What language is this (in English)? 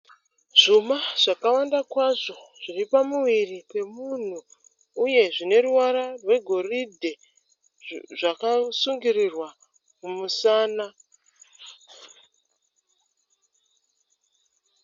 Shona